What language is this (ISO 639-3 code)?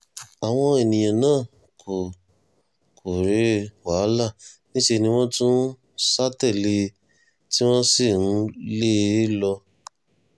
yor